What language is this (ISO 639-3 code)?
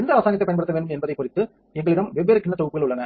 tam